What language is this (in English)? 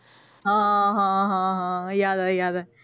Punjabi